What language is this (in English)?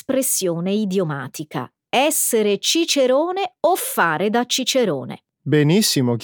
Italian